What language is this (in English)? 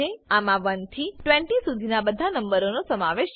Gujarati